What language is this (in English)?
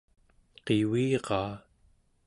Central Yupik